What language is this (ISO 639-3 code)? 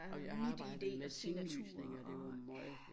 dan